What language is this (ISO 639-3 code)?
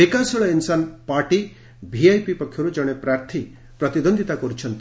ori